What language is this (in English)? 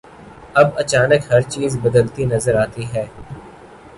Urdu